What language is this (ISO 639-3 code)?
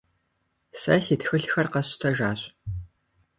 kbd